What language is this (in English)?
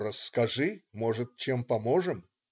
Russian